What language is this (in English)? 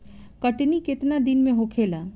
Bhojpuri